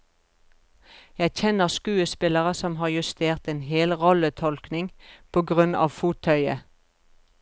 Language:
Norwegian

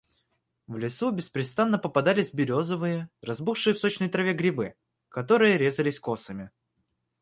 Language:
Russian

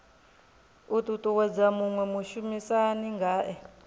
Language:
Venda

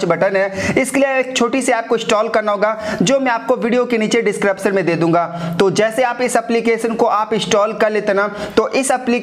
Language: Hindi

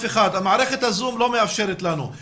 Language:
Hebrew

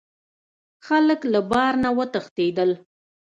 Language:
Pashto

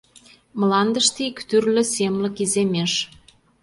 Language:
Mari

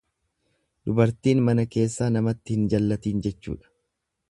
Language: Oromo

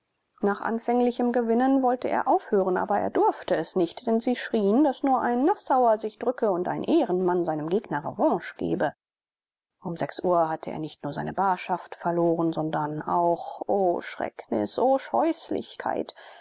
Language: German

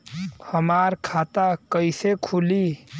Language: Bhojpuri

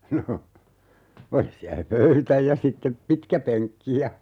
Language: Finnish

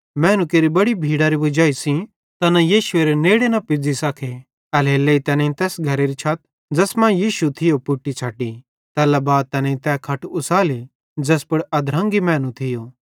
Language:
Bhadrawahi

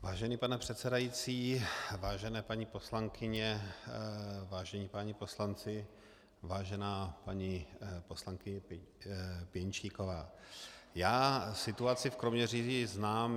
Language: Czech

